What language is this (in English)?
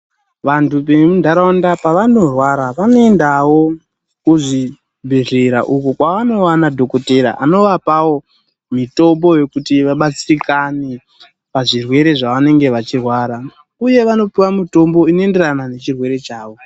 Ndau